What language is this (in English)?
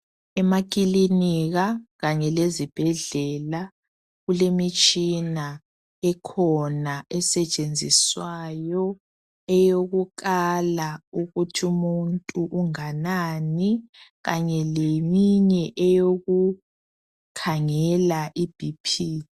North Ndebele